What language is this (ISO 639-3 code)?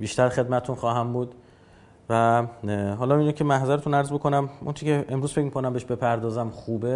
fas